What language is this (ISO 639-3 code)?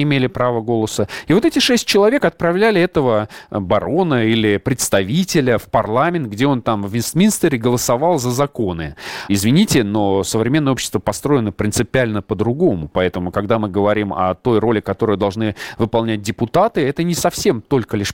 rus